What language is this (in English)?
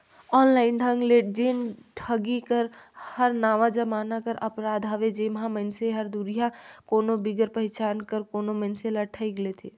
Chhattisgarhi